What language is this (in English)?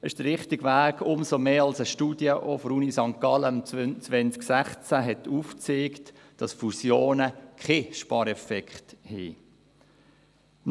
Swiss German